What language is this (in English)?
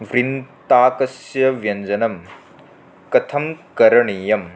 Sanskrit